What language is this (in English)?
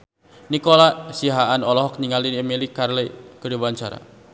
Sundanese